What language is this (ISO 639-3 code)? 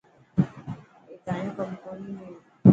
mki